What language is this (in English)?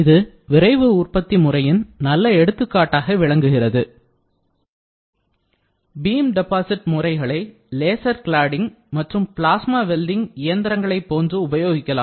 Tamil